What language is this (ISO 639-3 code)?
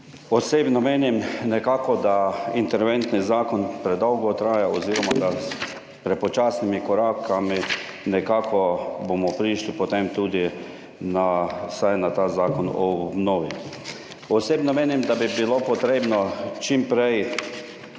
slv